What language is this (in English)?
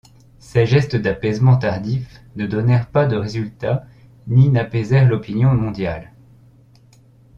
French